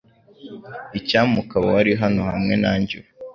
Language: Kinyarwanda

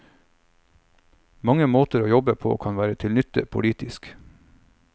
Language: Norwegian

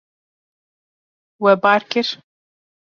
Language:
Kurdish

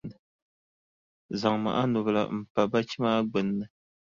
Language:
Dagbani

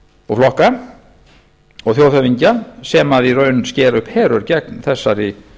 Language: Icelandic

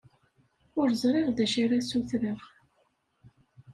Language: Kabyle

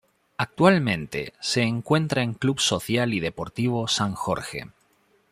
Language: Spanish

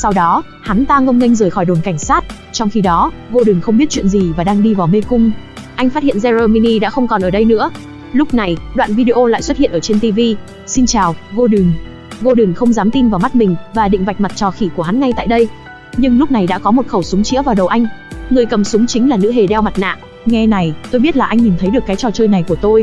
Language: Vietnamese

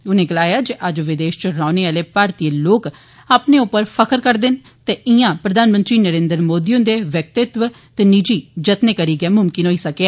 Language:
Dogri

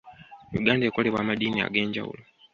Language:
Ganda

